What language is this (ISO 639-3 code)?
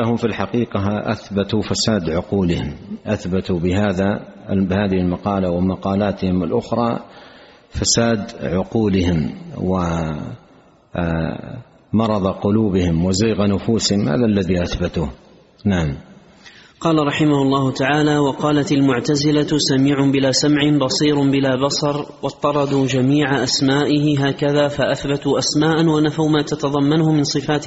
ara